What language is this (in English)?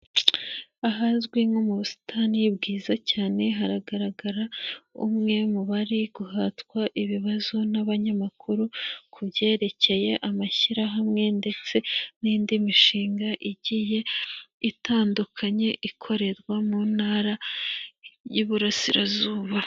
Kinyarwanda